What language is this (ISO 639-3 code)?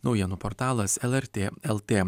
lit